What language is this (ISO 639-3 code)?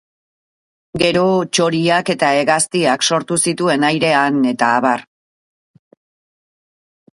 eus